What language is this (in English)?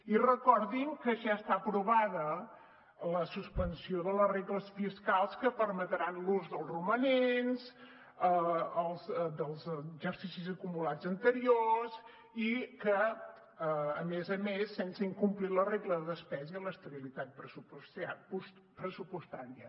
Catalan